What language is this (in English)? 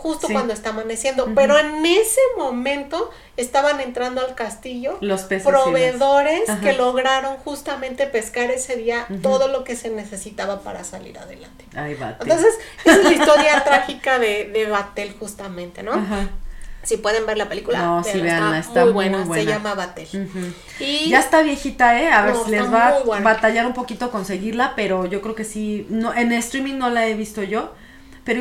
Spanish